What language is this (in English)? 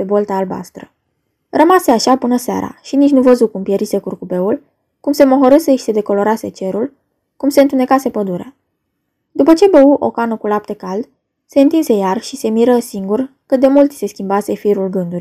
Romanian